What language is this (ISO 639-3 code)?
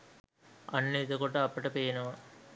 sin